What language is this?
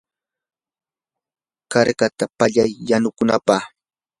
Yanahuanca Pasco Quechua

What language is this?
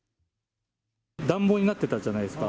Japanese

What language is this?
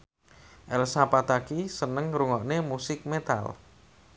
Javanese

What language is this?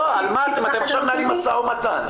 Hebrew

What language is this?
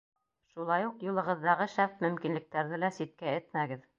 Bashkir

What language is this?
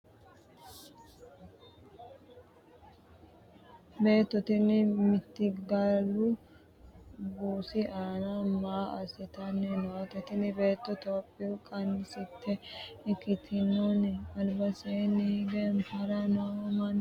Sidamo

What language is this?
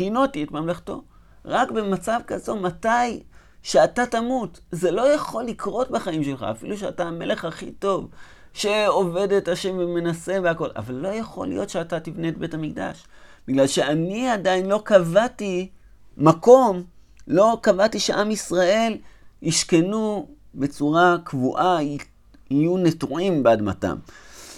Hebrew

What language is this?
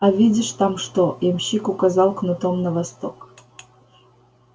Russian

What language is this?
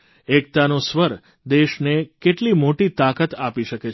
Gujarati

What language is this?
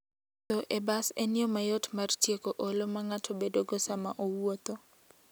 Luo (Kenya and Tanzania)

